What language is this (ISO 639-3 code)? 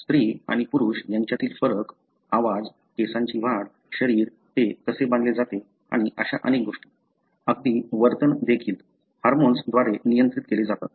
mar